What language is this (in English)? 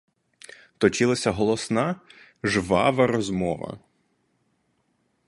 Ukrainian